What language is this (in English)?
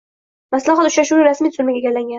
Uzbek